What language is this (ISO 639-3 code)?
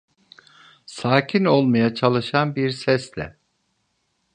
tur